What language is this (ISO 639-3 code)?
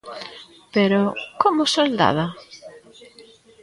glg